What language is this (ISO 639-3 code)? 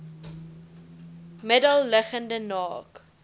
afr